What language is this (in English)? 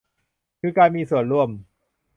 Thai